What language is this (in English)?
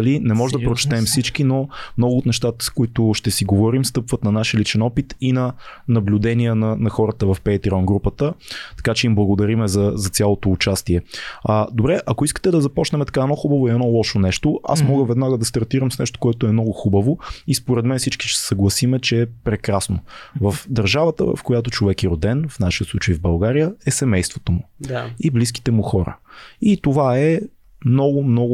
Bulgarian